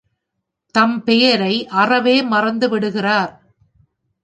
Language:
Tamil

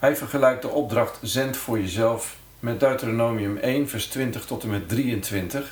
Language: Dutch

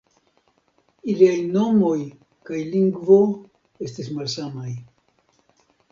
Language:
Esperanto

